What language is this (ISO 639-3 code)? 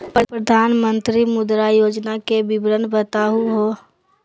mag